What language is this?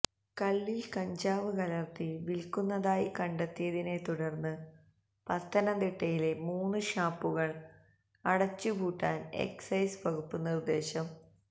Malayalam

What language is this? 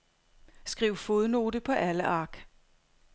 Danish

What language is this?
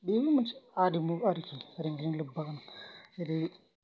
Bodo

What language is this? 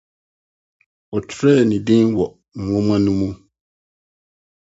Akan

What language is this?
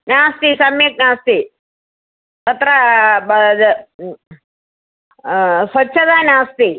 Sanskrit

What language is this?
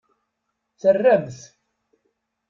Kabyle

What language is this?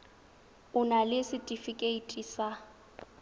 Tswana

